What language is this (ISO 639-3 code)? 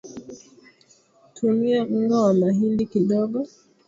swa